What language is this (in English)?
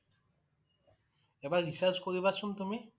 Assamese